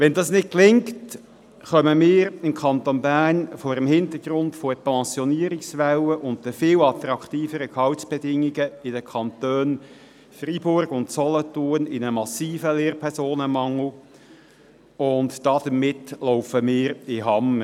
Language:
Swiss German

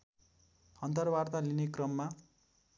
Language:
Nepali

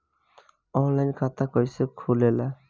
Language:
Bhojpuri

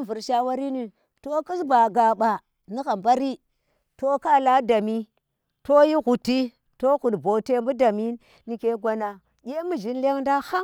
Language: Tera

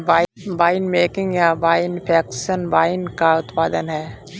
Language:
Hindi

